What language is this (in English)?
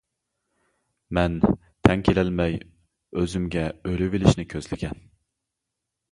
Uyghur